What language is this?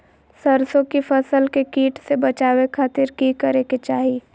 Magahi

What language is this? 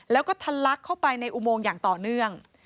Thai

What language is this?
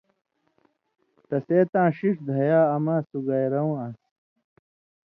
Indus Kohistani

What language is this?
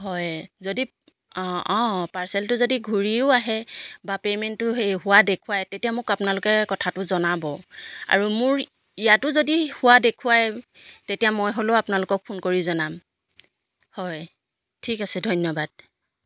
Assamese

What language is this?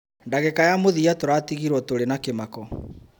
Kikuyu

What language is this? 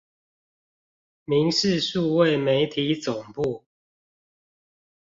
Chinese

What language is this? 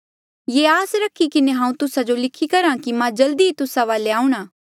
Mandeali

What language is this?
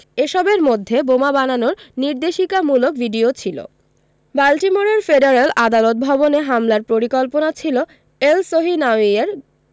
Bangla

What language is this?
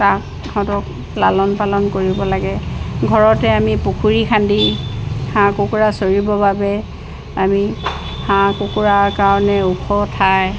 Assamese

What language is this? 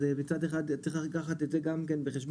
Hebrew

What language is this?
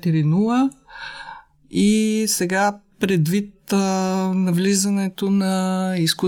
Bulgarian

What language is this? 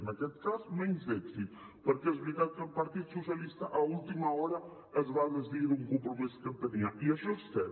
Catalan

